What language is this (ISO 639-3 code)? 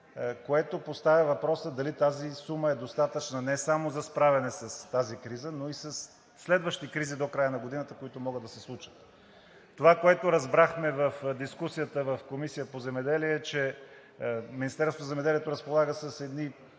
bul